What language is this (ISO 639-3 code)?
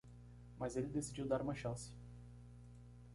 por